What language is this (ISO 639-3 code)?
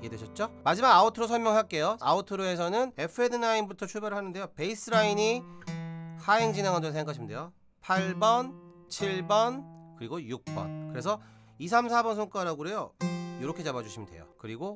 kor